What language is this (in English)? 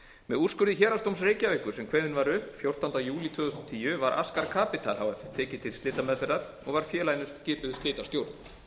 Icelandic